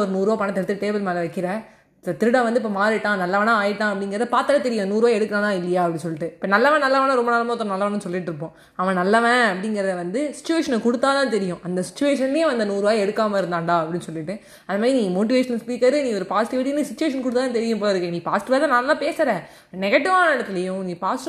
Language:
Tamil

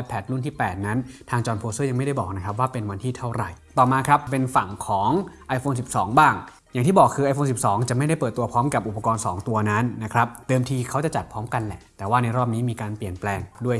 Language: Thai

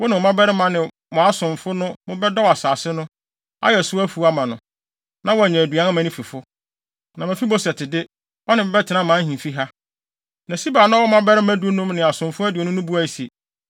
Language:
Akan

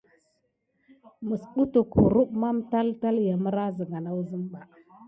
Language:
Gidar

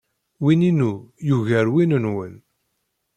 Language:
Kabyle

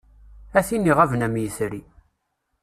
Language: Kabyle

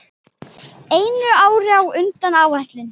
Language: Icelandic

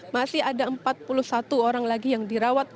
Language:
Indonesian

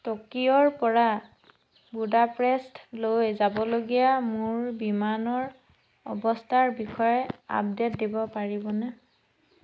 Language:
Assamese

